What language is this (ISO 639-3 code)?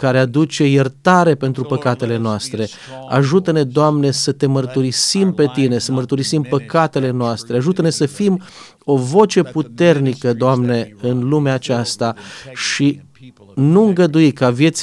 ron